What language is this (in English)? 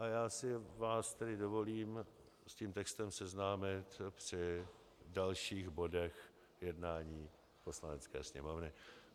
Czech